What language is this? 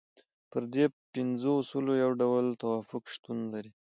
Pashto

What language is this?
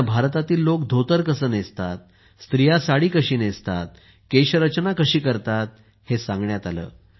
Marathi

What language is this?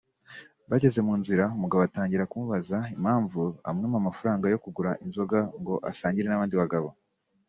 Kinyarwanda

